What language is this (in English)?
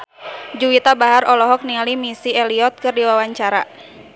Sundanese